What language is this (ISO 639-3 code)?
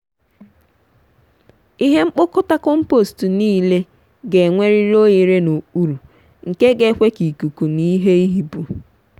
ibo